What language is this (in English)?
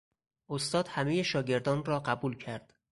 Persian